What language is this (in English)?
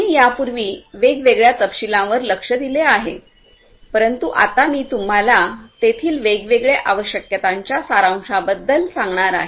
Marathi